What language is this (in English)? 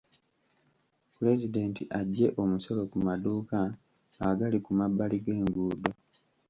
Ganda